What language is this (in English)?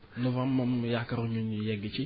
Wolof